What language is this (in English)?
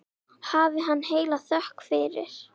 Icelandic